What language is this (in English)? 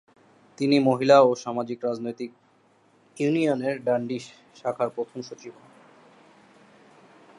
Bangla